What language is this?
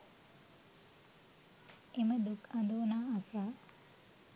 Sinhala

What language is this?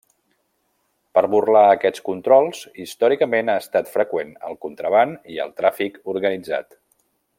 Catalan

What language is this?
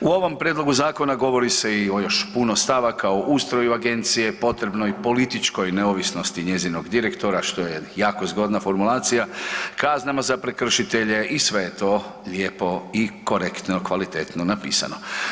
Croatian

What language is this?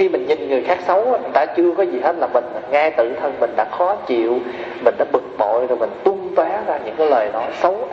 Vietnamese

